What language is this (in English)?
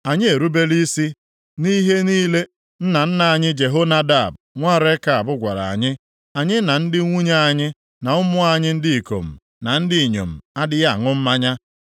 Igbo